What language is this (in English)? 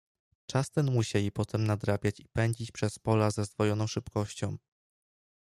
Polish